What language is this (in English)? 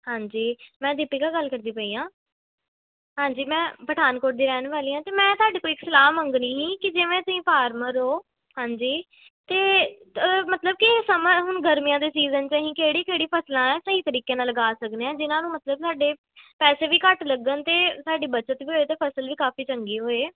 Punjabi